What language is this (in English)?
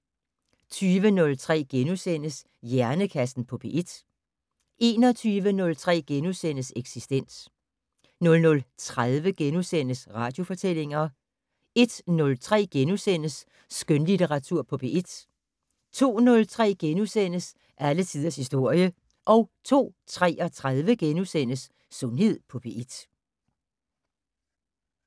Danish